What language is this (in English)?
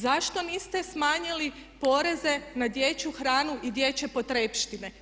Croatian